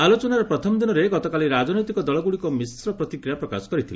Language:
Odia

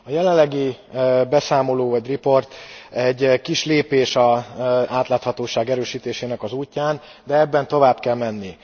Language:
Hungarian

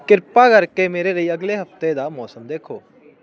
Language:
Punjabi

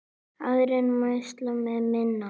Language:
Icelandic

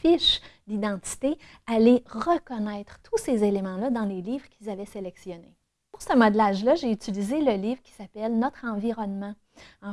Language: French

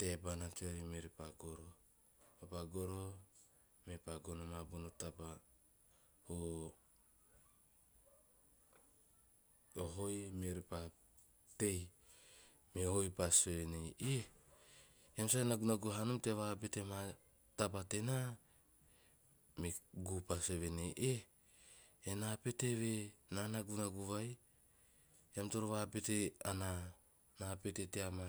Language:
Teop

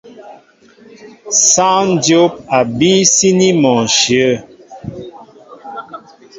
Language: Mbo (Cameroon)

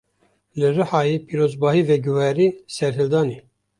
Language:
Kurdish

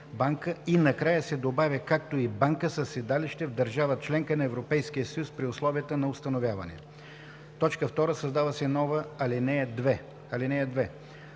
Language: Bulgarian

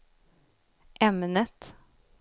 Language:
Swedish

